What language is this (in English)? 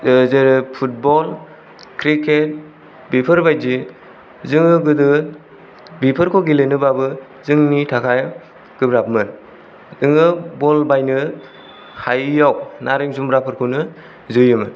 Bodo